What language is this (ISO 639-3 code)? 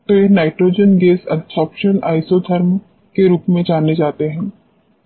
hin